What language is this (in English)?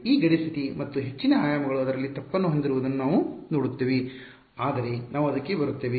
Kannada